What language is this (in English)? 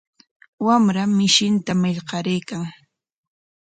Corongo Ancash Quechua